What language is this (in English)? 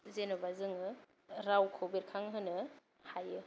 Bodo